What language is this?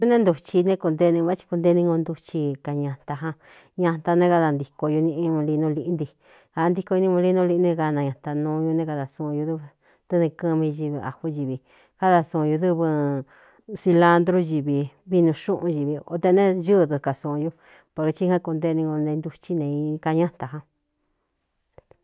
Cuyamecalco Mixtec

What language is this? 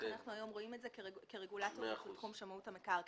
Hebrew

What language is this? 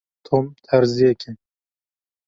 Kurdish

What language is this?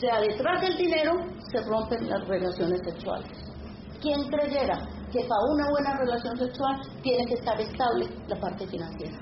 Spanish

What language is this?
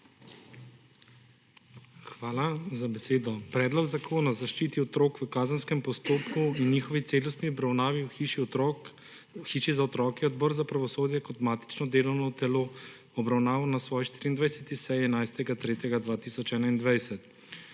Slovenian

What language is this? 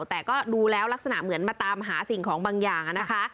Thai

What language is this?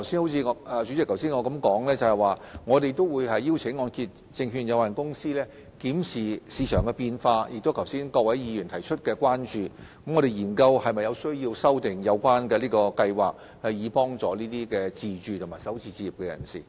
Cantonese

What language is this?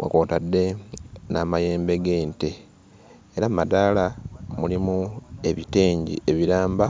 Ganda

